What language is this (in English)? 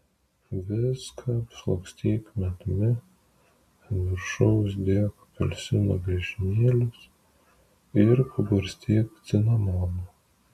Lithuanian